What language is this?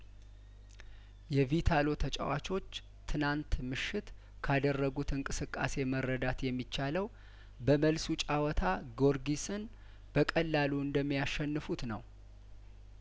Amharic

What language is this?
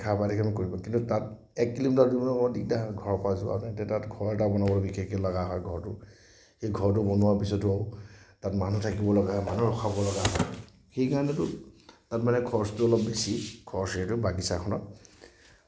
Assamese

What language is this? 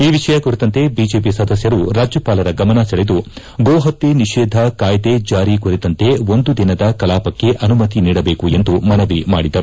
Kannada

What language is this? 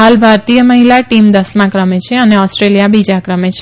Gujarati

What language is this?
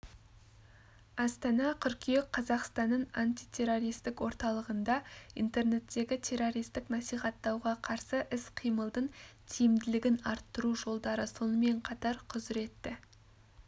Kazakh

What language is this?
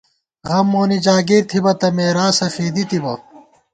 Gawar-Bati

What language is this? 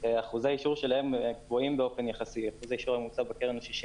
Hebrew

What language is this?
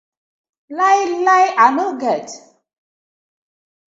Nigerian Pidgin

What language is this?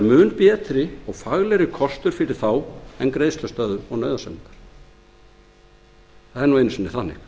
Icelandic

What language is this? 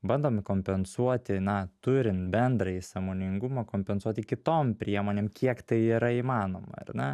Lithuanian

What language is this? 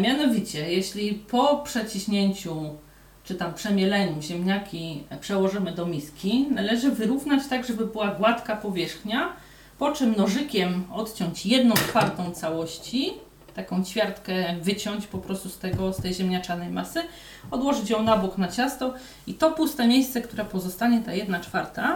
Polish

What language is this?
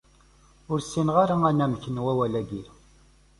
Kabyle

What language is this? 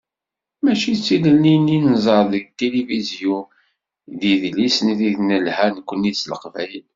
Kabyle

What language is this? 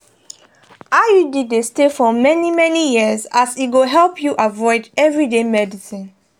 Nigerian Pidgin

